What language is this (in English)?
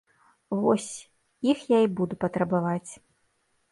Belarusian